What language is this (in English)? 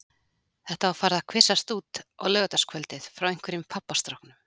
Icelandic